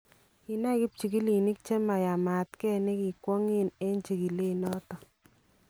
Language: Kalenjin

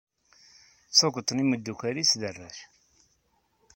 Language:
Kabyle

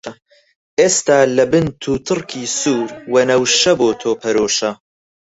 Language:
Central Kurdish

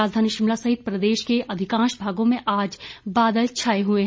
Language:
Hindi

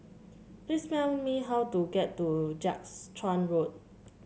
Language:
English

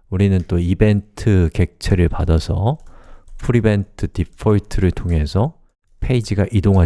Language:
Korean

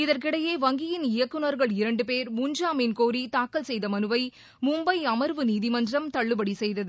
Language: Tamil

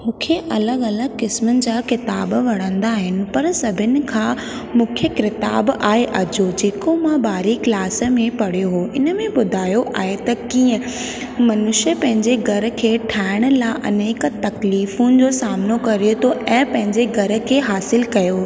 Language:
Sindhi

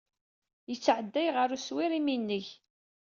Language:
Kabyle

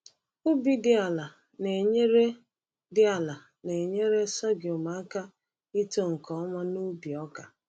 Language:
Igbo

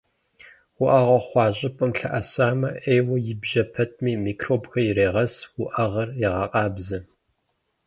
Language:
Kabardian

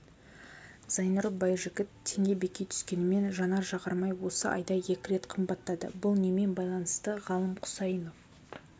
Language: Kazakh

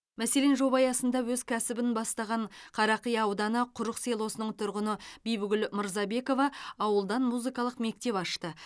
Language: Kazakh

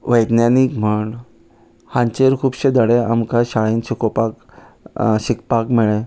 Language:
Konkani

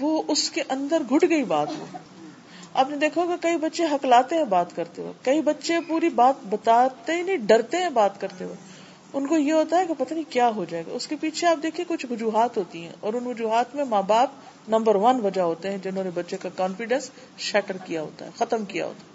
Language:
Urdu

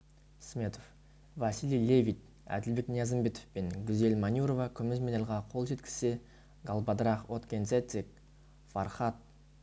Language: Kazakh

